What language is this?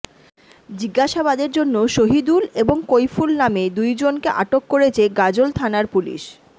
Bangla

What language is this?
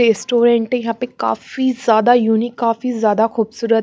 Hindi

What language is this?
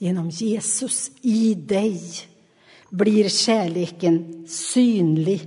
Swedish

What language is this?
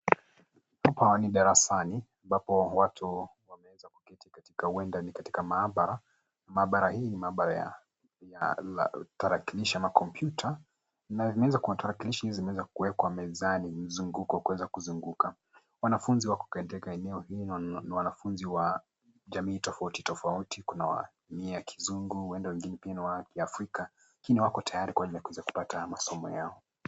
Swahili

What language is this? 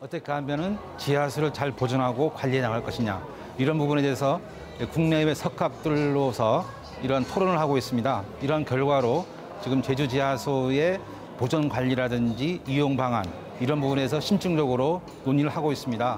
Korean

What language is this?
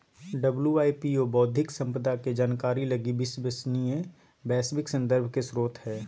Magahi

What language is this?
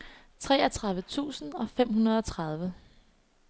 Danish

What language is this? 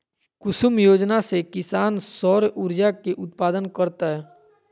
Magahi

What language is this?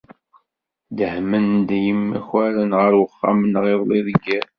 Kabyle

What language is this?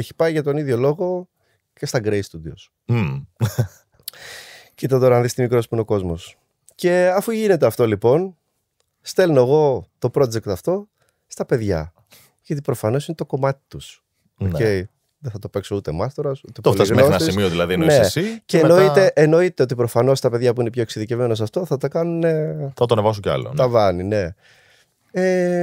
Greek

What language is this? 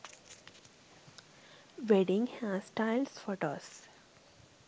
Sinhala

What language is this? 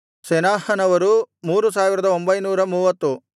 Kannada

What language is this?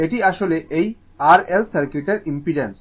Bangla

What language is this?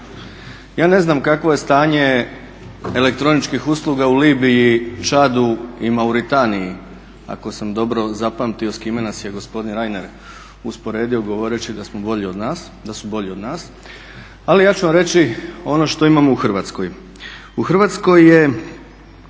Croatian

